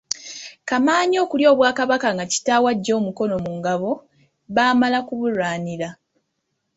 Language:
Ganda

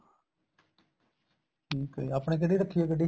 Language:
Punjabi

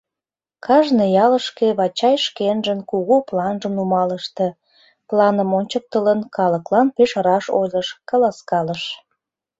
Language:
Mari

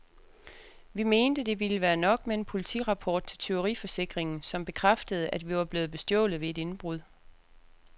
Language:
Danish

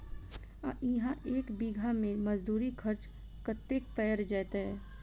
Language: Maithili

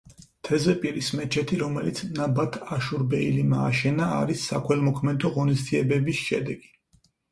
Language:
Georgian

